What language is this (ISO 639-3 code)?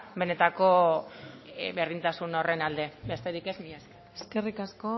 eus